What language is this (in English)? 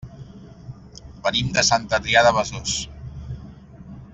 Catalan